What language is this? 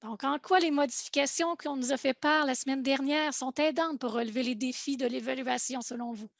French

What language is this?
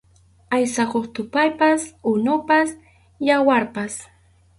Arequipa-La Unión Quechua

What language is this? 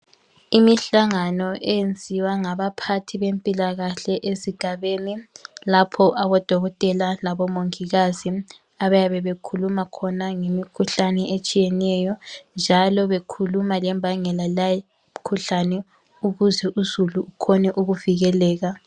North Ndebele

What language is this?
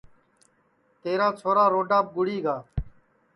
Sansi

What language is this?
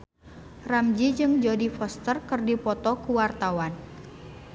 Sundanese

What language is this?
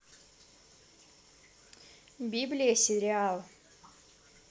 Russian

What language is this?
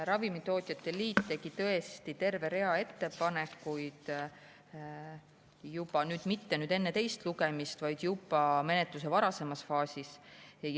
Estonian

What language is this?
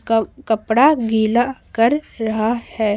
Hindi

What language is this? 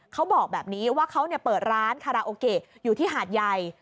Thai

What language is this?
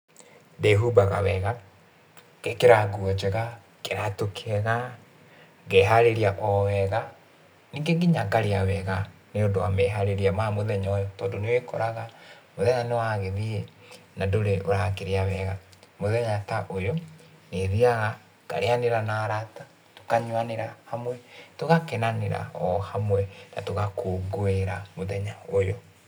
Kikuyu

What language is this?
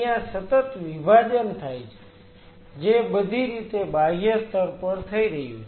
Gujarati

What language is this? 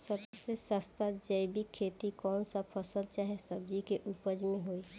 Bhojpuri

